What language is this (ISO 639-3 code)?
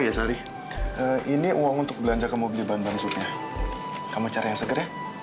ind